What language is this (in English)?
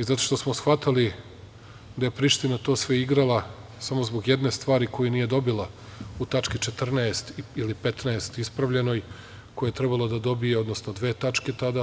Serbian